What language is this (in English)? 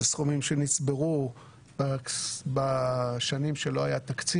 Hebrew